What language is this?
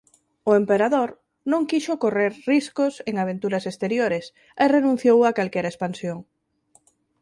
Galician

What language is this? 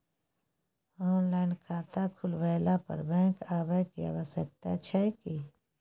Maithili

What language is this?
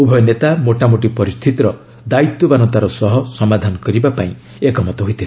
Odia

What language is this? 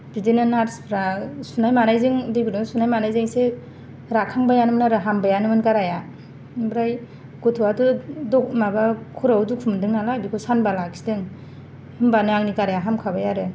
Bodo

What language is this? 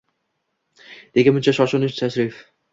Uzbek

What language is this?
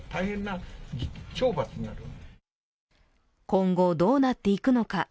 Japanese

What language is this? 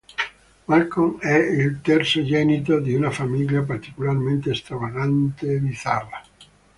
Italian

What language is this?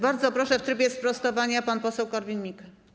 Polish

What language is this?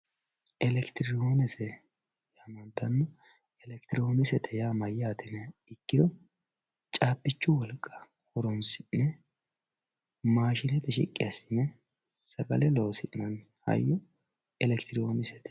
Sidamo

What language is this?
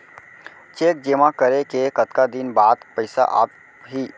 Chhattisgarhi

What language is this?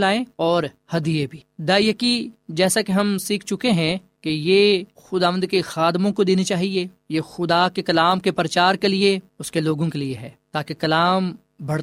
Urdu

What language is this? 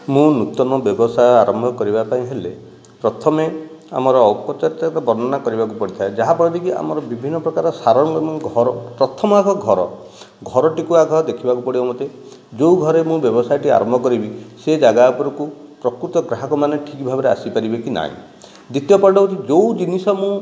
Odia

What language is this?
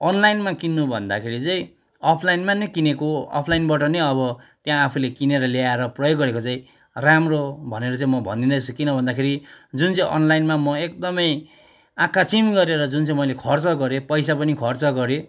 Nepali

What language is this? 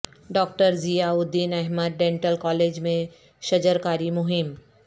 Urdu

